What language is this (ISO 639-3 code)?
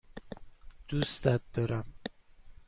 fas